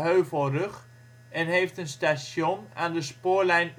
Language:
Dutch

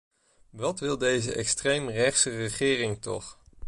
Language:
Dutch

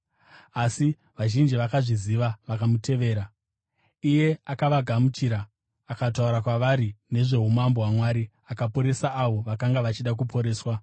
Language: Shona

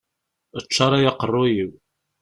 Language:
Kabyle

